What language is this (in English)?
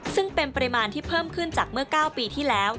Thai